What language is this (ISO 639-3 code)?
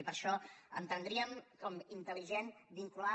cat